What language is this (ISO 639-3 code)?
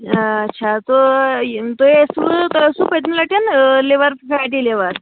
kas